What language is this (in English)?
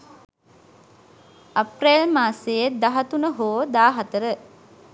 Sinhala